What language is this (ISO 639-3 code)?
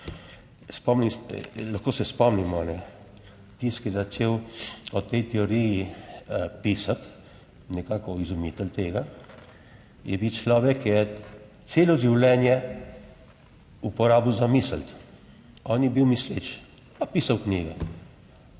slv